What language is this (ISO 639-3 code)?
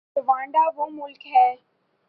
urd